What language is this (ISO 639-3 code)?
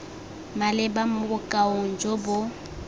tsn